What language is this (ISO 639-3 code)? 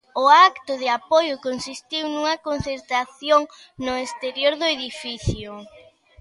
glg